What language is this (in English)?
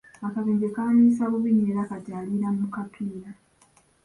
Ganda